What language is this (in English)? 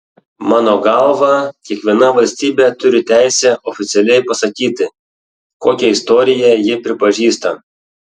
Lithuanian